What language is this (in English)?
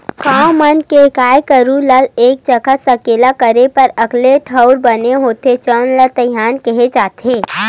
Chhattisgarhi